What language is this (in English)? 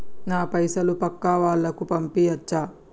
Telugu